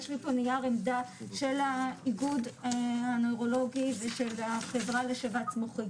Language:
Hebrew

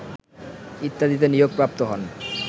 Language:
Bangla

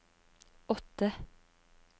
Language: Norwegian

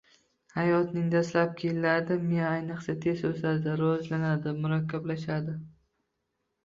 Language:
Uzbek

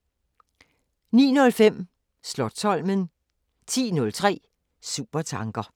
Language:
Danish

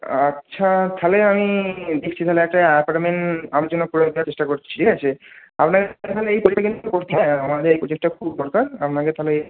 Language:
Bangla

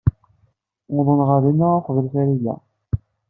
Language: Kabyle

